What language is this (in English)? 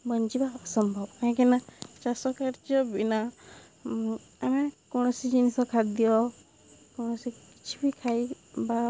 Odia